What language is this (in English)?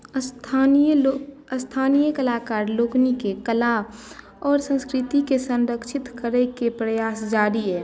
Maithili